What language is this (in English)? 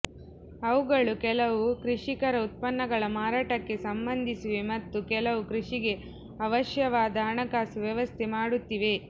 Kannada